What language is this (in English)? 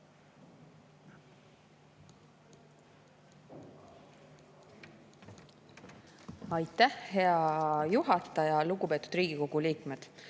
Estonian